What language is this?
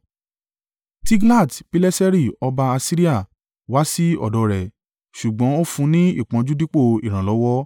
Yoruba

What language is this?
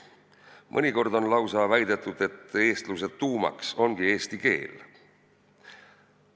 Estonian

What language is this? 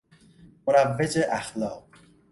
Persian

